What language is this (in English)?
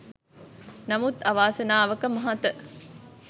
Sinhala